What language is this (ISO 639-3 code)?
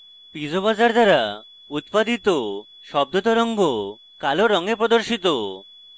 ben